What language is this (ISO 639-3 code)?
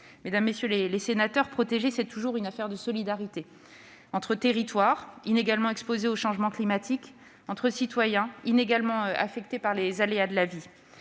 fra